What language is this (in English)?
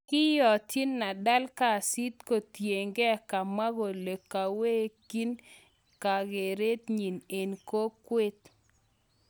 Kalenjin